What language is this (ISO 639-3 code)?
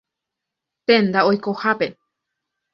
grn